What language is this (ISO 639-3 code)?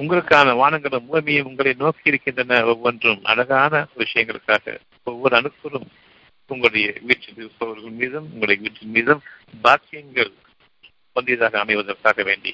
tam